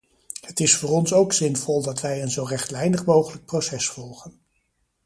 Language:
Dutch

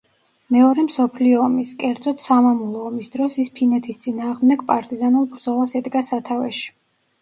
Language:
Georgian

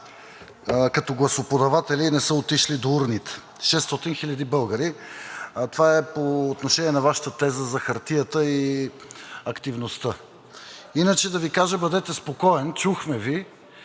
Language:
Bulgarian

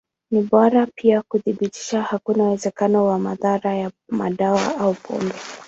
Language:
Swahili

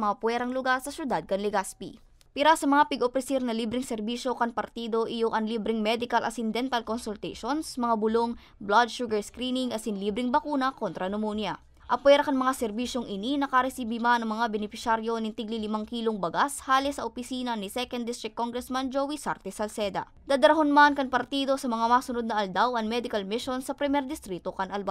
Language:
Filipino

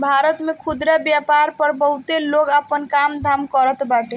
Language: Bhojpuri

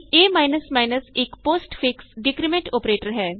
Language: Punjabi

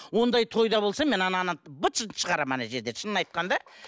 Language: Kazakh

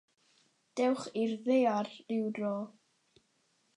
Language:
Welsh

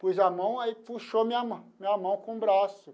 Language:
Portuguese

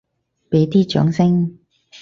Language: Cantonese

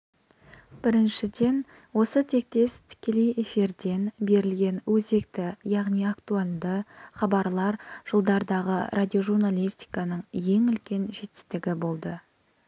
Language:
Kazakh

